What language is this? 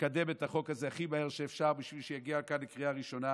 Hebrew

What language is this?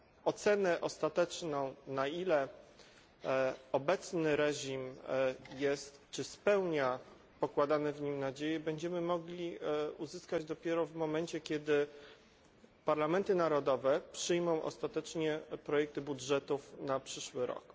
Polish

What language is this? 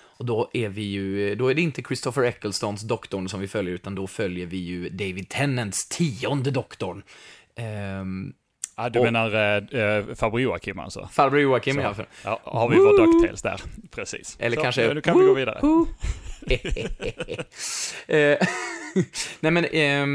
Swedish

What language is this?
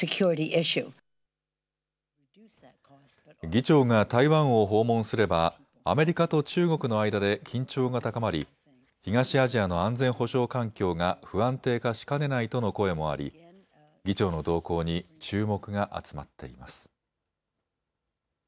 Japanese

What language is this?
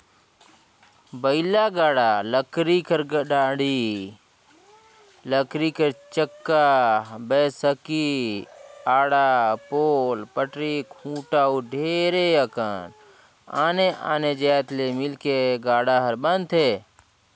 Chhattisgarhi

